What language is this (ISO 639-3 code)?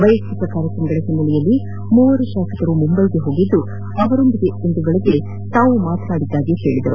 kan